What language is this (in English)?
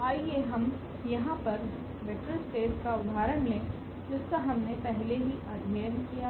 Hindi